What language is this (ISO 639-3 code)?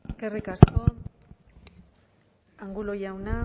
eus